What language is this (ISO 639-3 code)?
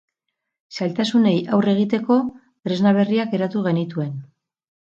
eus